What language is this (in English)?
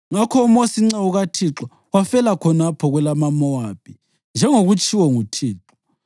North Ndebele